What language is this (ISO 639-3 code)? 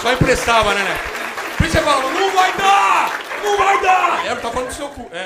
por